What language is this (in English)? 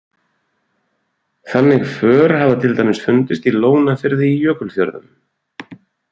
Icelandic